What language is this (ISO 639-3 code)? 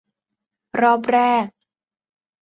tha